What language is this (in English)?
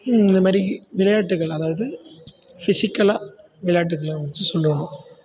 Tamil